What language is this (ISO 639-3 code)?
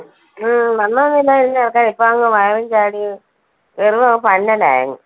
mal